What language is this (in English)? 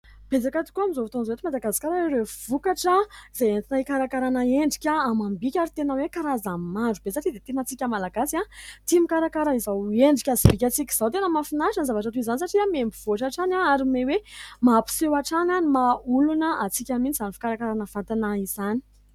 Malagasy